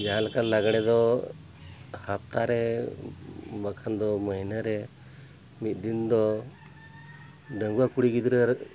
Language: Santali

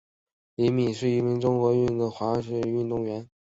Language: Chinese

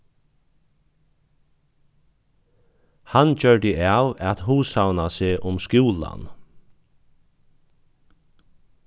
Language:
Faroese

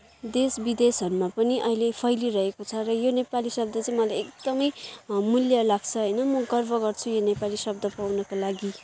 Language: Nepali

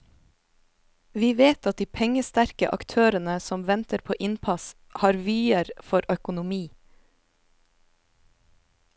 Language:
Norwegian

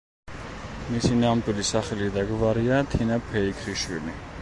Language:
Georgian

